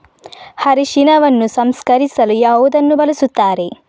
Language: Kannada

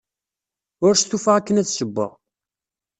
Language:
Kabyle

